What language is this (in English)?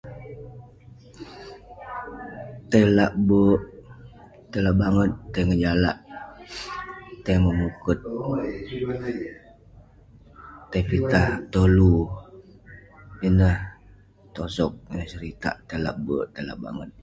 Western Penan